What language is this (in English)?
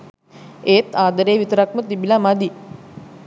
Sinhala